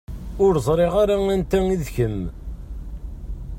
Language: Kabyle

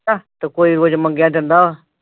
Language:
Punjabi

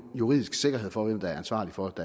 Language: Danish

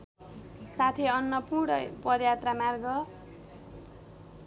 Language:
Nepali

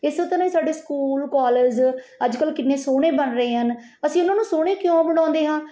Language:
Punjabi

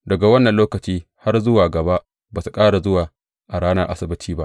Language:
Hausa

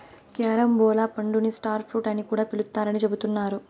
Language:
Telugu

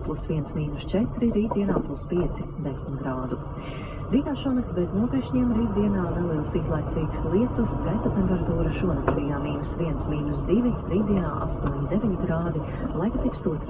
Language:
Latvian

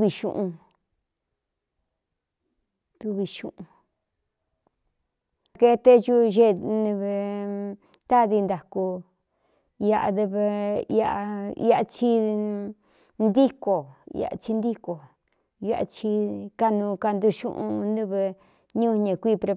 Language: Cuyamecalco Mixtec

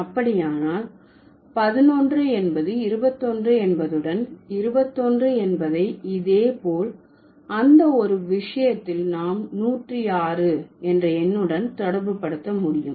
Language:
Tamil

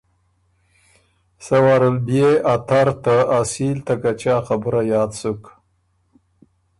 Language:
Ormuri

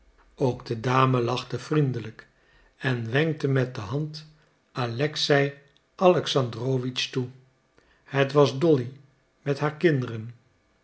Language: Dutch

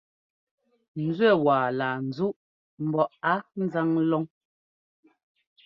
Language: Ngomba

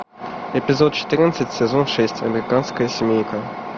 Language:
Russian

